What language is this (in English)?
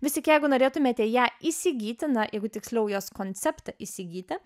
Lithuanian